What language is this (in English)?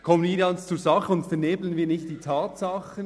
Swiss German